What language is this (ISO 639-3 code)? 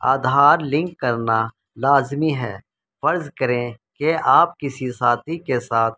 urd